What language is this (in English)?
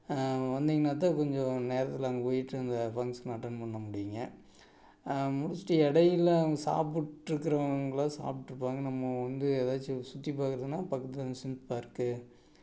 Tamil